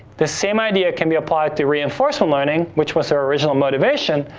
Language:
English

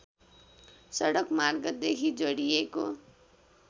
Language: Nepali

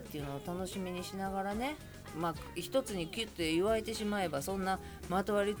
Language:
Japanese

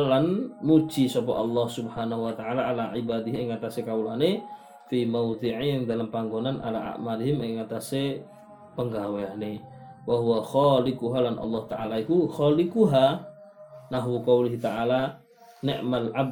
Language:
Malay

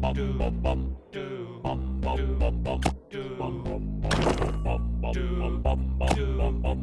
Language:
English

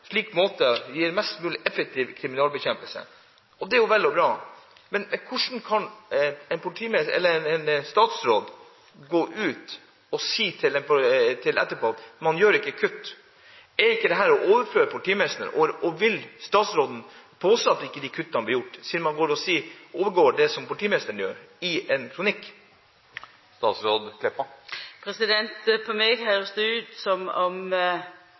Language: Norwegian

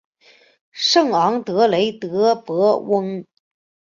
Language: Chinese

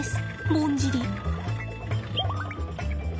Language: Japanese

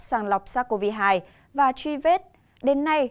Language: Vietnamese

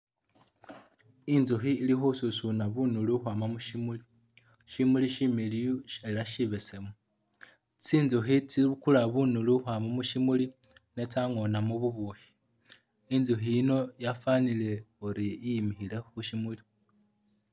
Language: Masaaba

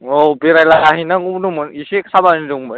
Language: Bodo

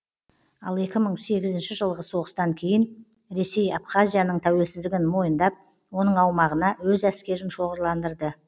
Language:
Kazakh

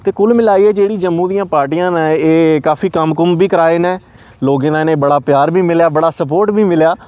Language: Dogri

